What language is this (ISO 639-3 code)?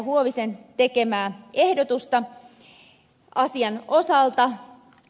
fin